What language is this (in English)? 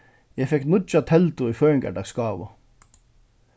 Faroese